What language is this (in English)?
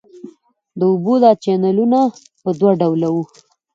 Pashto